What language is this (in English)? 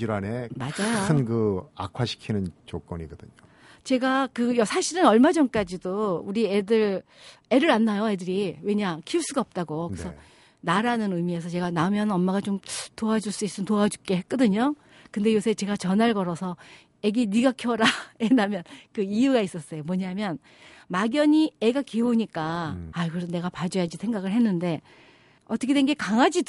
Korean